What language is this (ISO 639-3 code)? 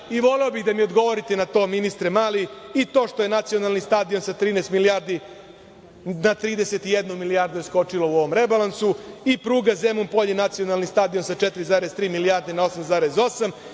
srp